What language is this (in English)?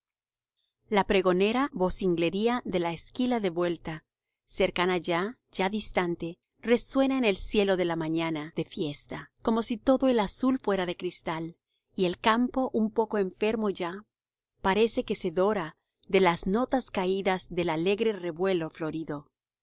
Spanish